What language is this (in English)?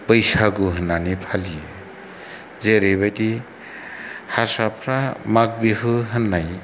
Bodo